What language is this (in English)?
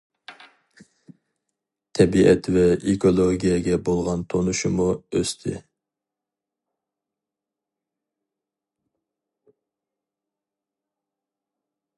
Uyghur